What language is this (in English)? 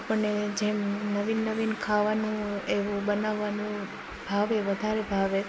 Gujarati